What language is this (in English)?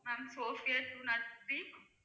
Tamil